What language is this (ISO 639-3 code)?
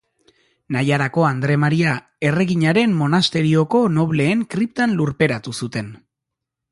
eus